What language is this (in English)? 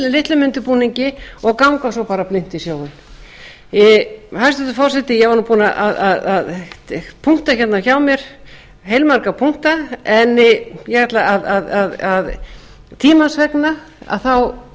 Icelandic